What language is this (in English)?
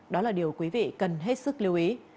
Vietnamese